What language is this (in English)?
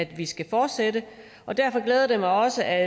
Danish